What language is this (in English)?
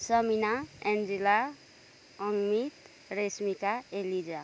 Nepali